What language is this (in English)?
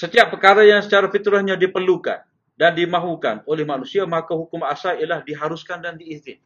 Malay